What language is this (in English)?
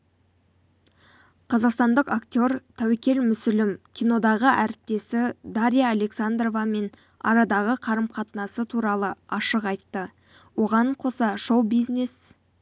Kazakh